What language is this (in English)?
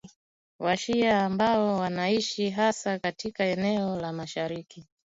Swahili